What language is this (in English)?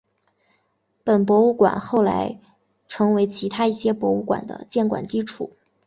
Chinese